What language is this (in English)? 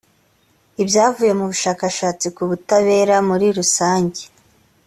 Kinyarwanda